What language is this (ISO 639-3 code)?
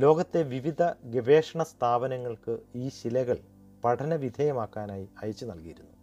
mal